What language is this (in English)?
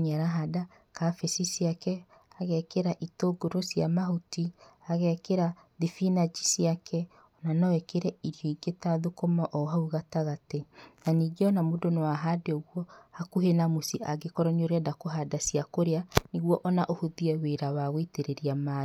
Kikuyu